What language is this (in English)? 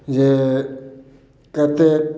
Maithili